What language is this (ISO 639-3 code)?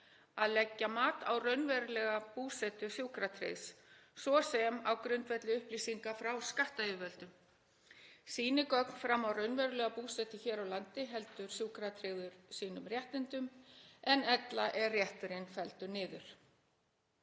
isl